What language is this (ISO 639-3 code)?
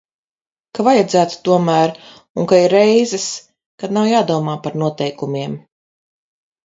lav